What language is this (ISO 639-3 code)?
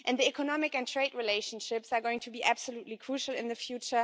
eng